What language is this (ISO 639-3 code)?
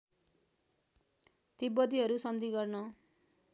nep